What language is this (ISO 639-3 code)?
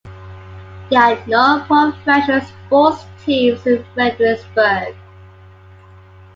eng